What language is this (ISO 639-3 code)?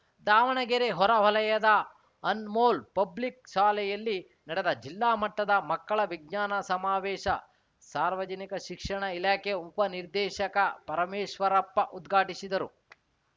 kan